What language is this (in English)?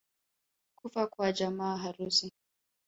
Swahili